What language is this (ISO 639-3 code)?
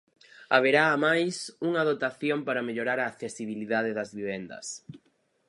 glg